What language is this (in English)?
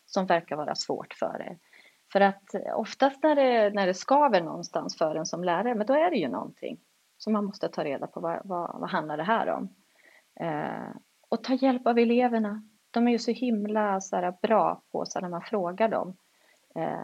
Swedish